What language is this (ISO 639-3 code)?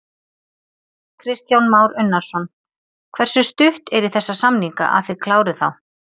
isl